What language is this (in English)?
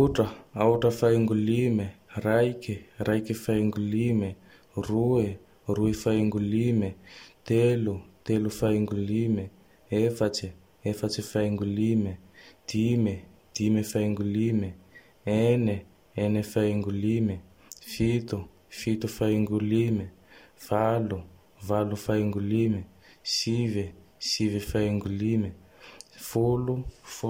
Tandroy-Mahafaly Malagasy